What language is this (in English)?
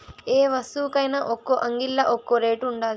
Telugu